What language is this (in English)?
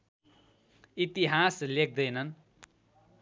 Nepali